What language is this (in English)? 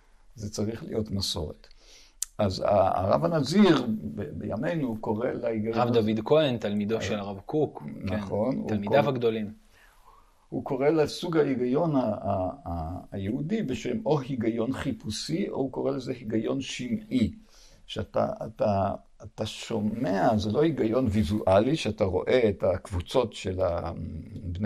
Hebrew